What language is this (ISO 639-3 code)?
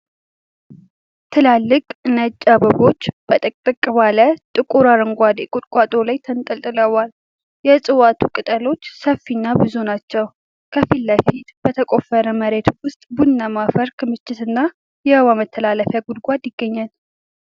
amh